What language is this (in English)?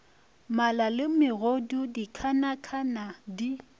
Northern Sotho